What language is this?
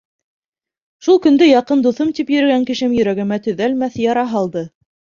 Bashkir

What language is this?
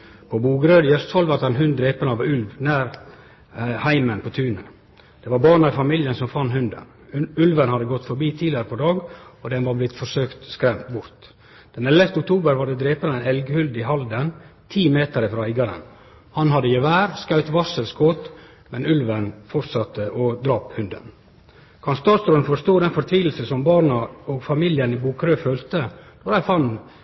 Norwegian Nynorsk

